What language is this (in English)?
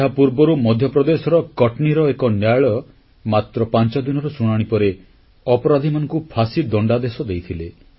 Odia